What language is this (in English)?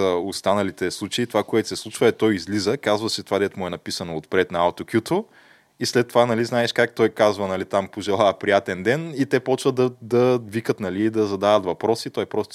Bulgarian